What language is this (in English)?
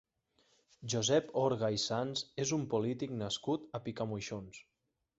Catalan